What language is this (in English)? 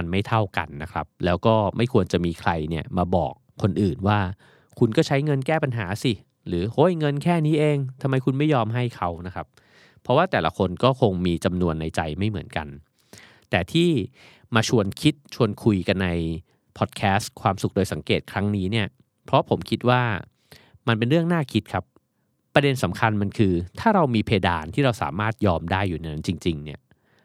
Thai